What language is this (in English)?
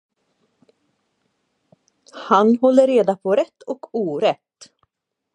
Swedish